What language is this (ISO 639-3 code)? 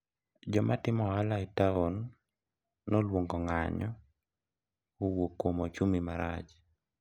luo